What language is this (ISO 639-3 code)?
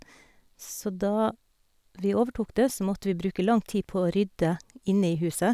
nor